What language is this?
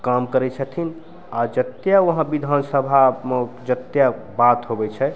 Maithili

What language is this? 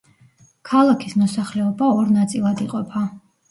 Georgian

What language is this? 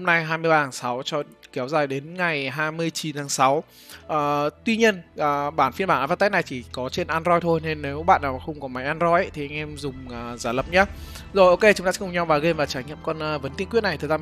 Vietnamese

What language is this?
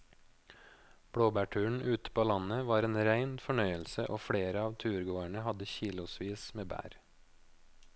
Norwegian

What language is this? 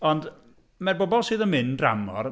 Welsh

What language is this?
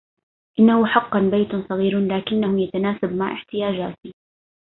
Arabic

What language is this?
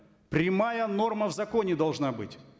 Kazakh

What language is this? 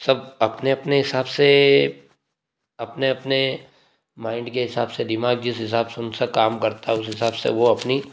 Hindi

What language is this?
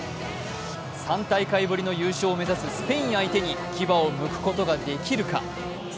Japanese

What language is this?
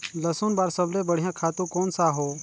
Chhattisgarhi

